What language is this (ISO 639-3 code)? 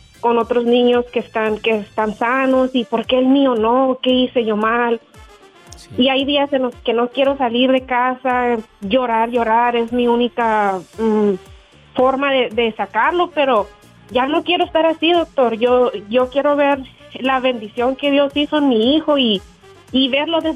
spa